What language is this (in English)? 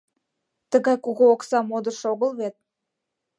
Mari